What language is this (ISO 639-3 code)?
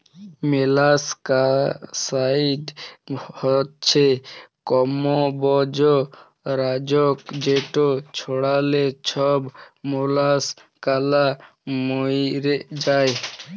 ben